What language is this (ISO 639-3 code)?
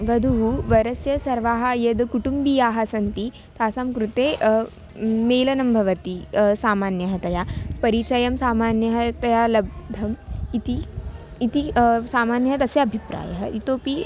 san